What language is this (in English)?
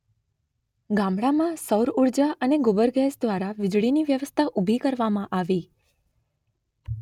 Gujarati